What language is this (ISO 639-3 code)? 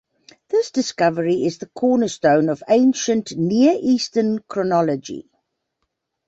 eng